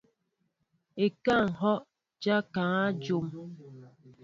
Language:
Mbo (Cameroon)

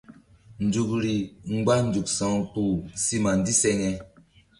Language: Mbum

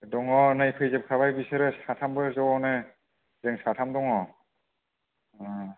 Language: Bodo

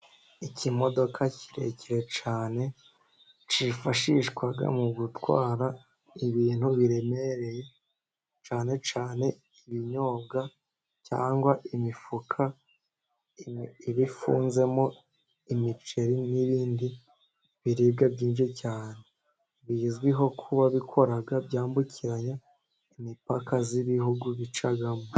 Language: Kinyarwanda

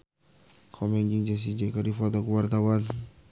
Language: Sundanese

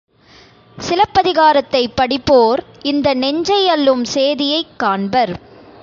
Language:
Tamil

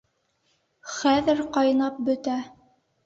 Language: Bashkir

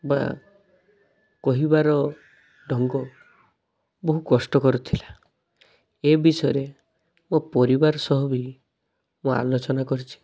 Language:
Odia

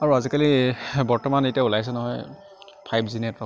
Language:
Assamese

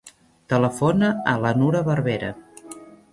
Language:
Catalan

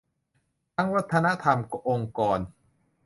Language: Thai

